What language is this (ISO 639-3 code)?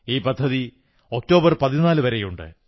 mal